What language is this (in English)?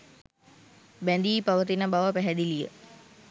Sinhala